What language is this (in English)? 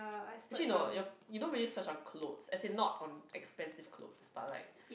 English